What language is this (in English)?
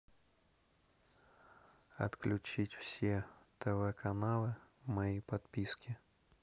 Russian